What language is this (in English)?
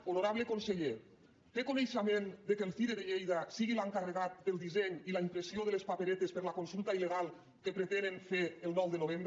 Catalan